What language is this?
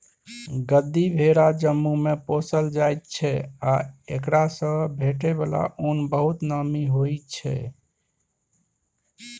Maithili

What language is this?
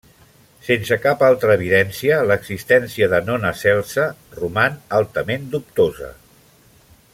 Catalan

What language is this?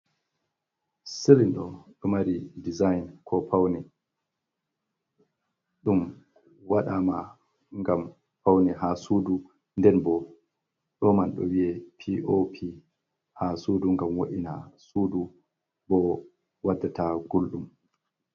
Fula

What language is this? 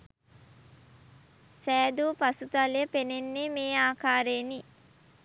Sinhala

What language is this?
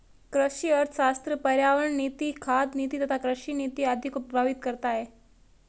Hindi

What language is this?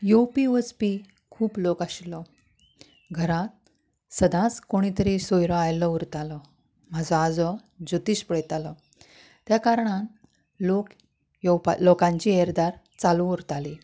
Konkani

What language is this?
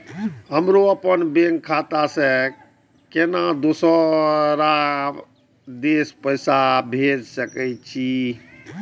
Maithili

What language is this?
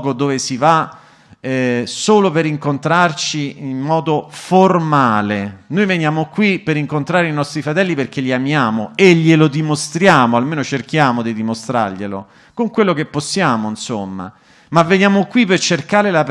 Italian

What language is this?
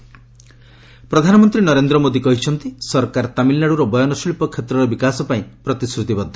Odia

